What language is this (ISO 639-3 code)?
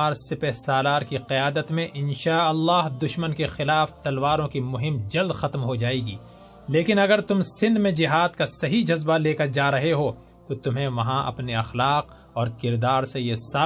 urd